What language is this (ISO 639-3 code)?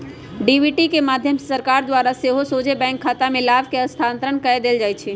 mag